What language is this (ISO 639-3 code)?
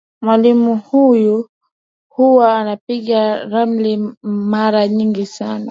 swa